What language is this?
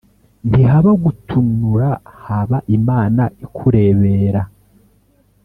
Kinyarwanda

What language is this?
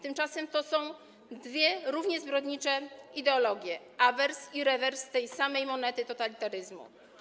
Polish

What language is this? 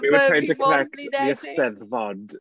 Welsh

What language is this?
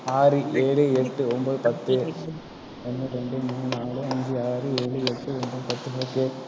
Tamil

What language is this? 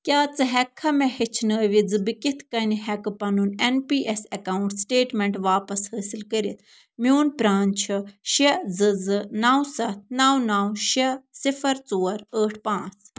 Kashmiri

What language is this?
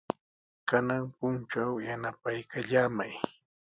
Sihuas Ancash Quechua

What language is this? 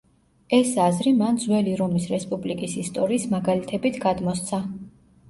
Georgian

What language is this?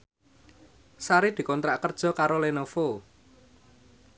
Javanese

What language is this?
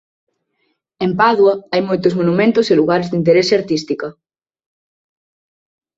Galician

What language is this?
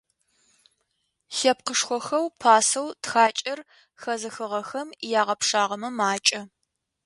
Adyghe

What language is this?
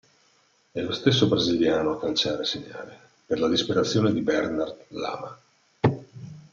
Italian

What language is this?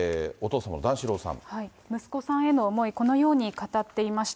Japanese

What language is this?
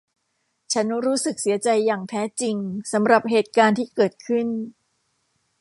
Thai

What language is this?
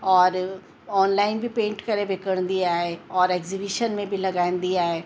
Sindhi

